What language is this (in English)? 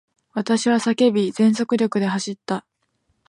Japanese